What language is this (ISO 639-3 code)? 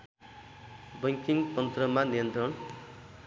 nep